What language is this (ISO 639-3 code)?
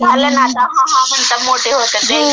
mar